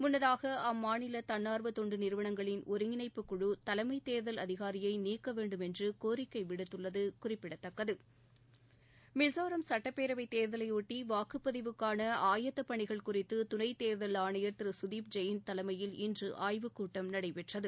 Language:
Tamil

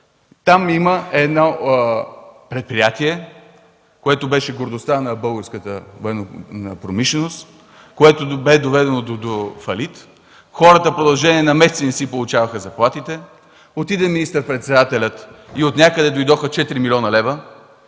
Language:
Bulgarian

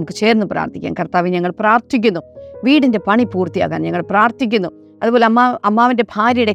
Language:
Malayalam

